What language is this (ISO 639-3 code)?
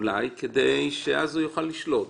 heb